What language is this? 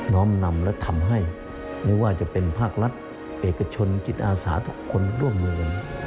Thai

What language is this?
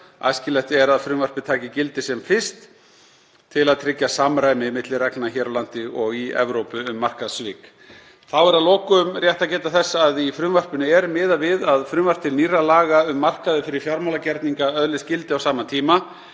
Icelandic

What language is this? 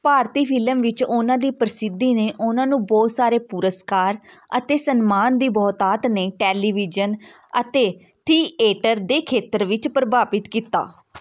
Punjabi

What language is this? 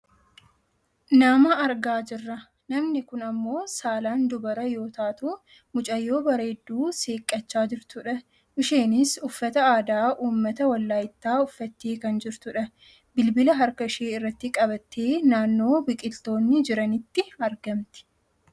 Oromo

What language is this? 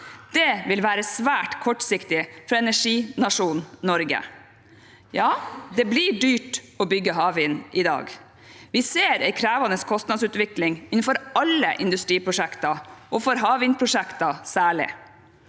Norwegian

